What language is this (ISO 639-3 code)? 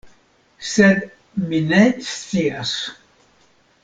epo